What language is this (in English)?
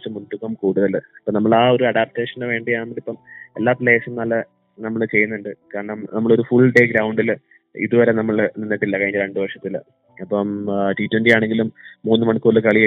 Malayalam